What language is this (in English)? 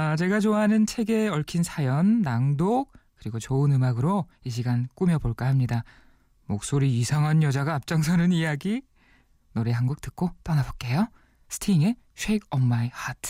Korean